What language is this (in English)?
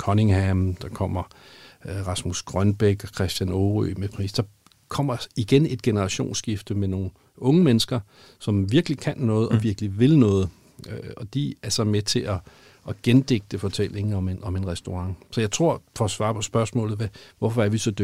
Danish